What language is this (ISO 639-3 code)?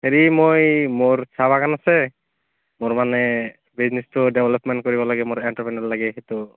asm